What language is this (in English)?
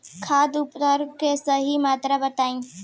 Bhojpuri